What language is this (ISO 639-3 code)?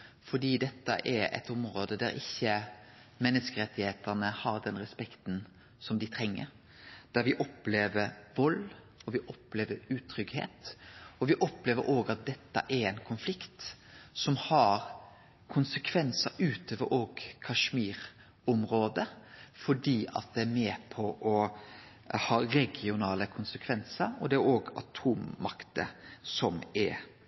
nno